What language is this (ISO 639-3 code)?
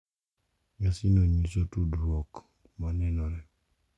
luo